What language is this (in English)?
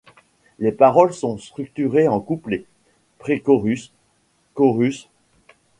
French